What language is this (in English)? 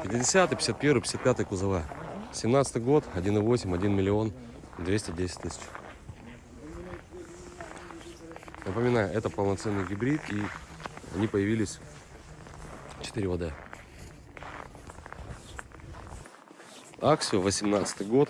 Russian